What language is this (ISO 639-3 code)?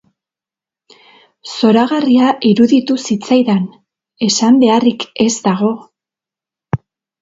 eus